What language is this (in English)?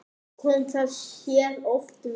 Icelandic